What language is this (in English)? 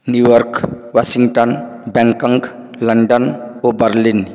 Odia